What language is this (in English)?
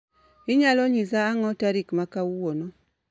Luo (Kenya and Tanzania)